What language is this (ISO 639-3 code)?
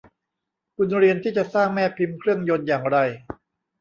tha